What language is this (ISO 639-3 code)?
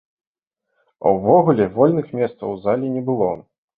bel